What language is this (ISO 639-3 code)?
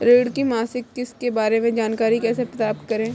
hin